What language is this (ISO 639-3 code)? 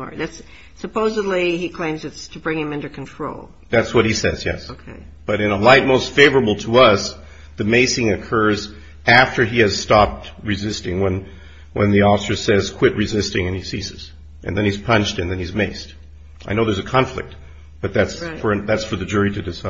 eng